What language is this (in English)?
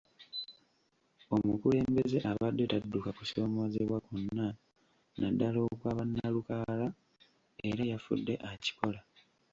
Ganda